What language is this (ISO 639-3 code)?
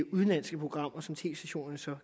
dan